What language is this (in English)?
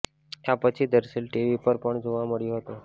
Gujarati